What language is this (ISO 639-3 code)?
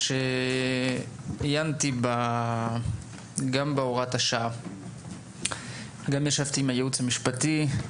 heb